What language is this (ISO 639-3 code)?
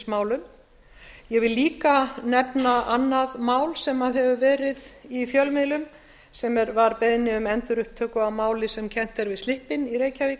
isl